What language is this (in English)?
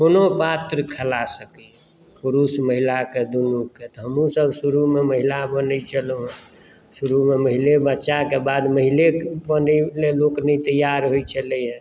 Maithili